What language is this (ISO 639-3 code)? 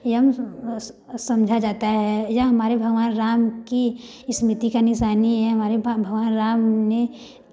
hin